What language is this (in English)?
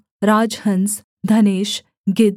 Hindi